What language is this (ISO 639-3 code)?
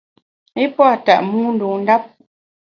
bax